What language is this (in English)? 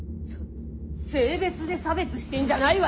Japanese